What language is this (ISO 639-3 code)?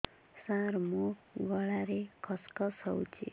ori